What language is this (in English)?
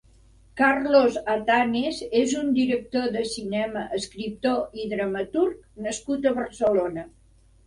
Catalan